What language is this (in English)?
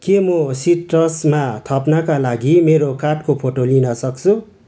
Nepali